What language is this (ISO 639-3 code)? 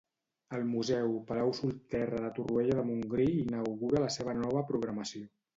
cat